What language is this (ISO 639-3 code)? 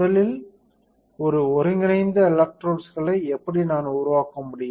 tam